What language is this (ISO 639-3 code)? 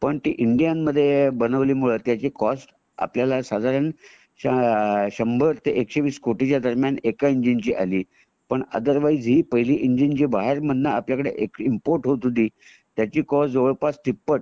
mar